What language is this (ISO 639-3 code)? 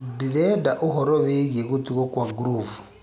kik